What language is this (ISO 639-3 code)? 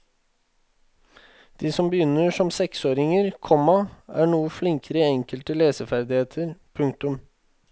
nor